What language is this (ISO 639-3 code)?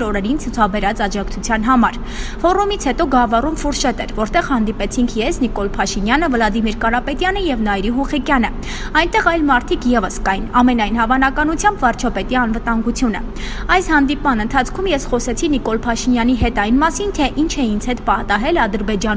pol